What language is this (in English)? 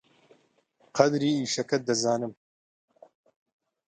Central Kurdish